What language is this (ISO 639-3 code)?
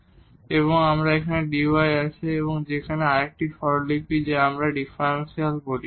ben